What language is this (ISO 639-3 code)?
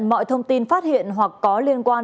vie